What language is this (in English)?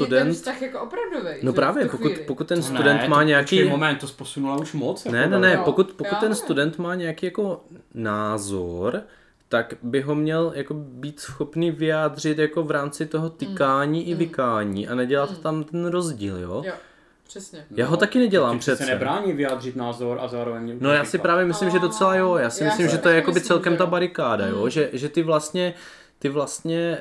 Czech